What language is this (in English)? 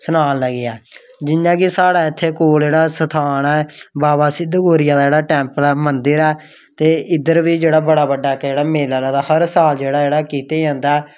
Dogri